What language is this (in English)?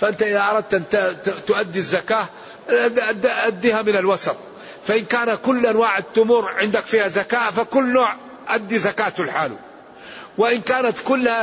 Arabic